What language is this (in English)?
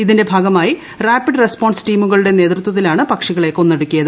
Malayalam